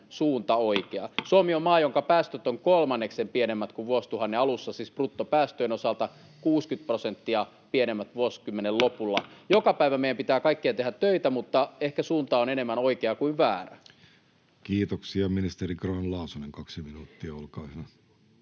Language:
Finnish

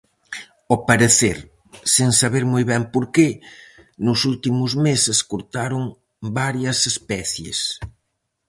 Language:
Galician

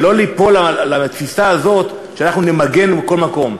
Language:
Hebrew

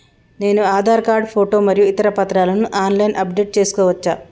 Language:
Telugu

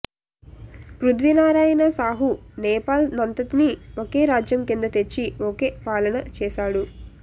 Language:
Telugu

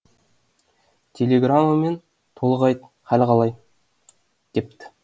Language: Kazakh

